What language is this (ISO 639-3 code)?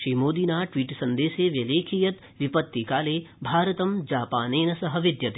san